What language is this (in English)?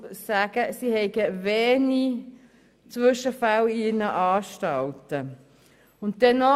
Swiss German